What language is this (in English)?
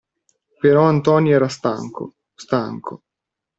Italian